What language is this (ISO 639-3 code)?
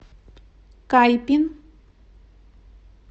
rus